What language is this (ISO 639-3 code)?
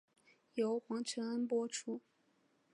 zho